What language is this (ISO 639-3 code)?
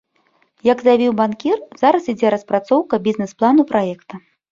bel